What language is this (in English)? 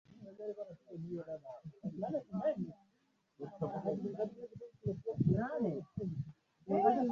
Swahili